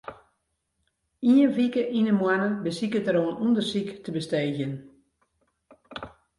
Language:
Western Frisian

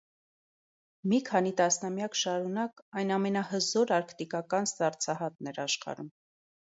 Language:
Armenian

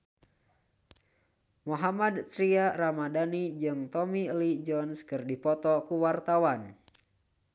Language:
Sundanese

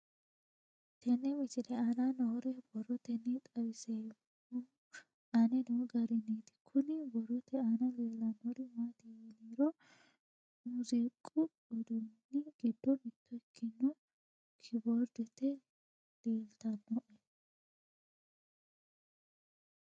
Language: Sidamo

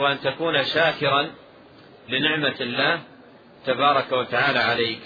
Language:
Arabic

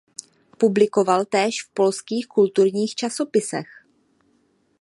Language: Czech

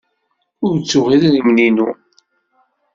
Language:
Kabyle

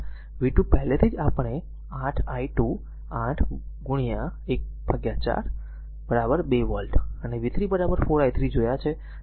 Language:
Gujarati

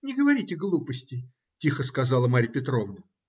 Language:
Russian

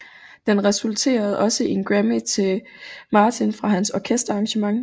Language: Danish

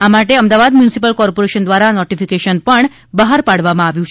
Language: Gujarati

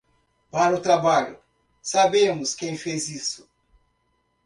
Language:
Portuguese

